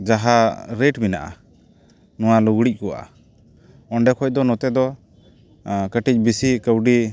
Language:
Santali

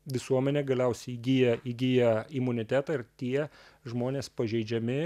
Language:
Lithuanian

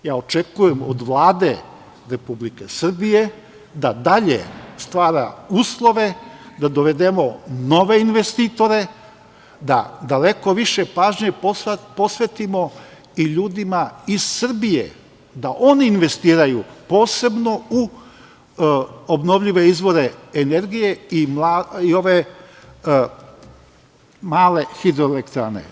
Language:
Serbian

